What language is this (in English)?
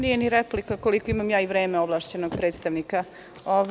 Serbian